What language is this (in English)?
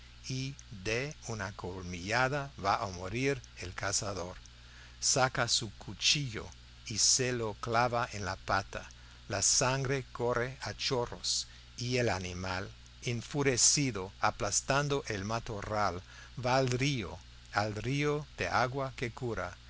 Spanish